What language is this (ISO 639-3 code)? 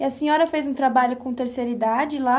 por